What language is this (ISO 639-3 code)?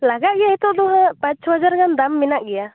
sat